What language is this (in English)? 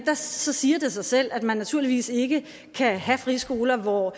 Danish